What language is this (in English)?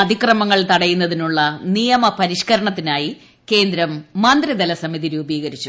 Malayalam